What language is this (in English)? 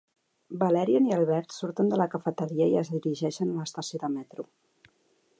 Catalan